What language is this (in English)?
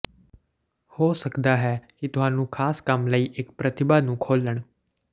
Punjabi